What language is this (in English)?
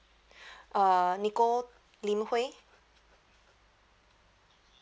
English